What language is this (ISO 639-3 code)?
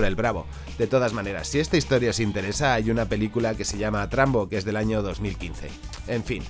spa